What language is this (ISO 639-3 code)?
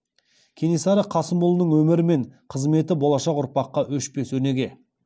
kaz